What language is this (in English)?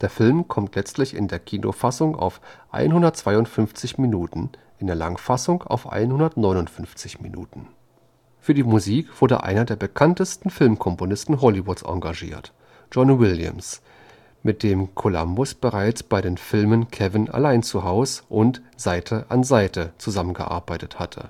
German